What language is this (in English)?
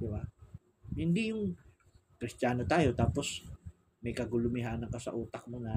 Filipino